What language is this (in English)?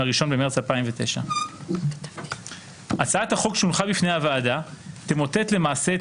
Hebrew